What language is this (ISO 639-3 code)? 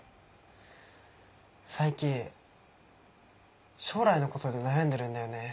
jpn